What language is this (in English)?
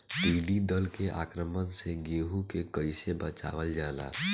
Bhojpuri